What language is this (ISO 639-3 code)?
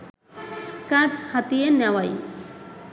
ben